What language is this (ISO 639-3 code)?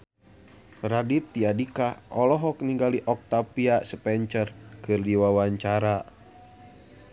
sun